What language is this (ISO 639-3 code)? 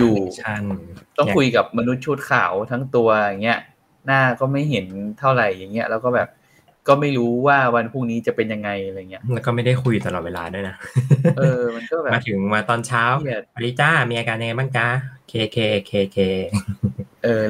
tha